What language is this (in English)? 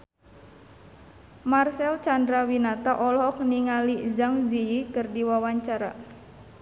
Sundanese